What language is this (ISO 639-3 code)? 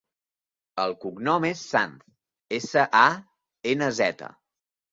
cat